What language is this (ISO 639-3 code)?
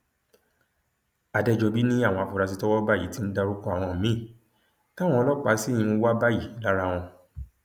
yor